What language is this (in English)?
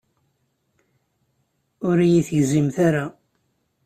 Kabyle